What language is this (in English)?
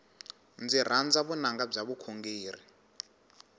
Tsonga